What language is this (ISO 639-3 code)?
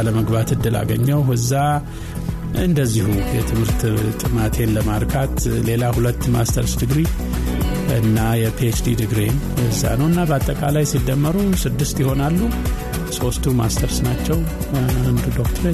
amh